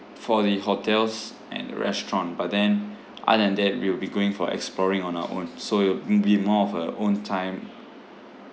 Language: English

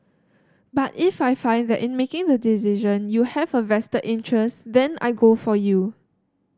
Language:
English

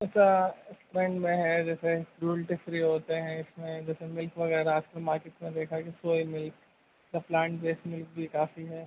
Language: Urdu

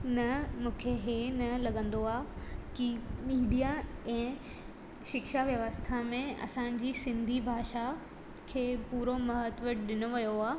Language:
Sindhi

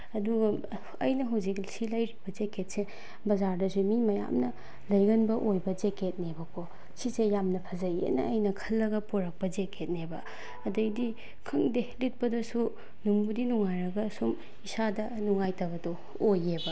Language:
Manipuri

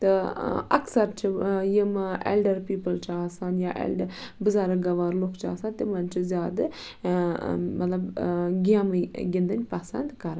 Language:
Kashmiri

